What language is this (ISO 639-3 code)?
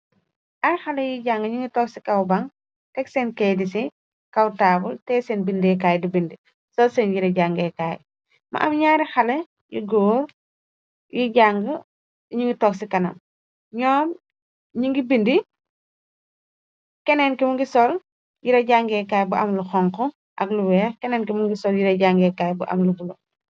wol